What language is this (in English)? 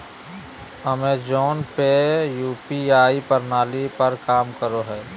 Magahi